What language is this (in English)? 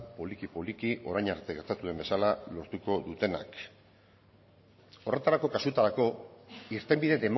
Basque